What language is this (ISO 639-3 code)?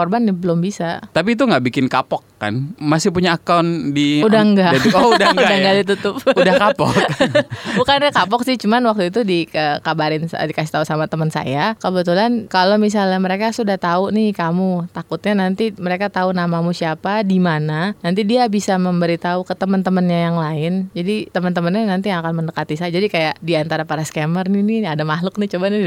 ind